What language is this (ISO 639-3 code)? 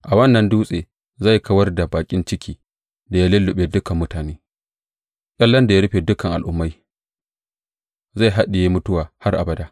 hau